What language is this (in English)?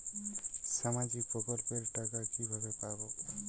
Bangla